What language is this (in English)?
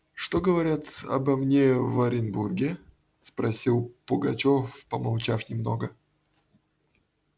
Russian